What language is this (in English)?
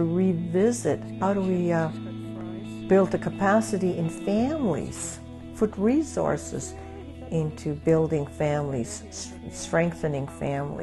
English